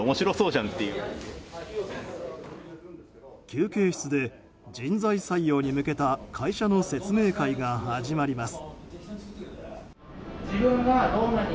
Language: Japanese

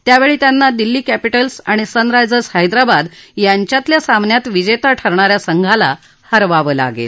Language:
Marathi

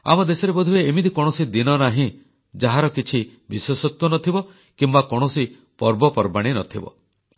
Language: Odia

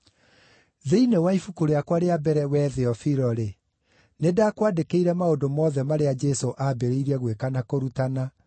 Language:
Kikuyu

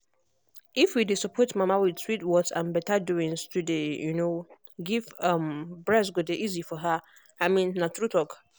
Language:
Nigerian Pidgin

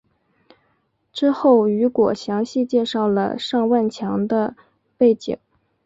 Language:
Chinese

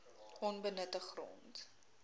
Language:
Afrikaans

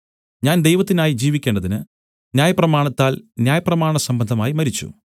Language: Malayalam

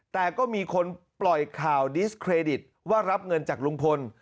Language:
Thai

